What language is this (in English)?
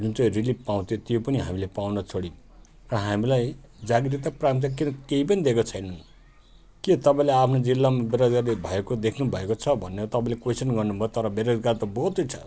Nepali